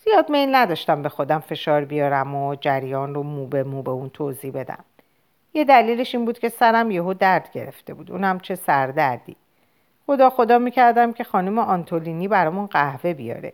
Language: Persian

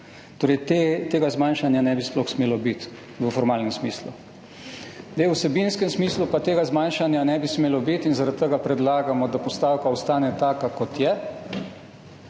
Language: Slovenian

